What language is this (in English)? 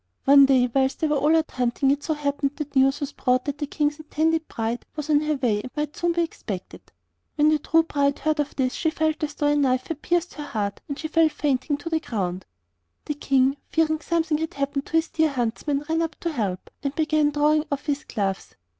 English